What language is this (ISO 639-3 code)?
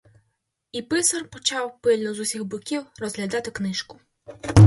ukr